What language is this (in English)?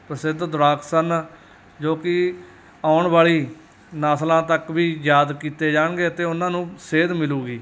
Punjabi